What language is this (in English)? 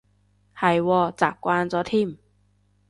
Cantonese